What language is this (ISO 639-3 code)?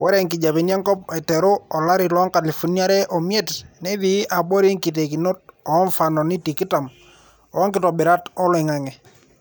mas